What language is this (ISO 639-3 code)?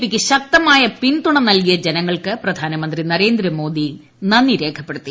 mal